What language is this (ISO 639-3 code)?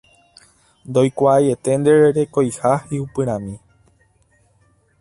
grn